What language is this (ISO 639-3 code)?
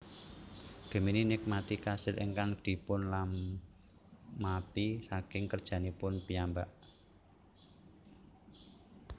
jav